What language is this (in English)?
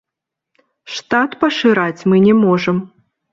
Belarusian